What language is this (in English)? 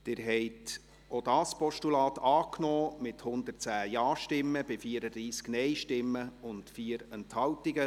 Swiss German